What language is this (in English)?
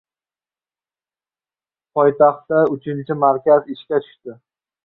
Uzbek